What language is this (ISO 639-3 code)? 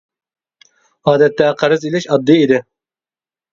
uig